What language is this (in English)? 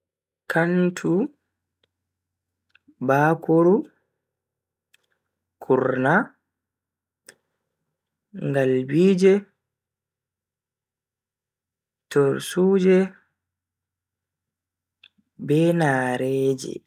Bagirmi Fulfulde